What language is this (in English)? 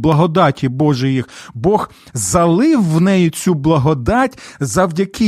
Ukrainian